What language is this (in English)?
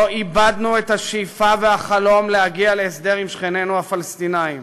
Hebrew